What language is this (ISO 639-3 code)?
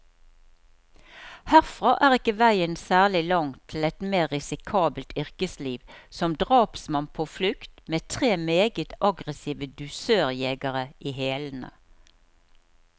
nor